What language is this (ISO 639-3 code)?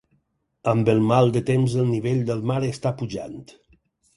cat